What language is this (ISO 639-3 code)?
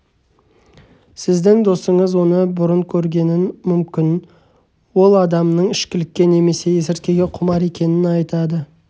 kaz